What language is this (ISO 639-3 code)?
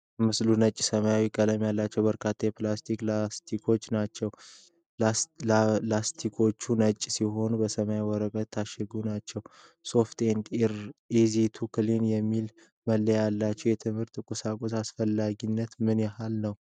amh